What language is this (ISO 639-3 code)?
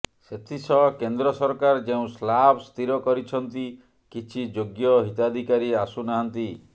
ori